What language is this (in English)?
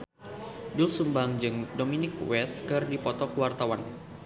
Sundanese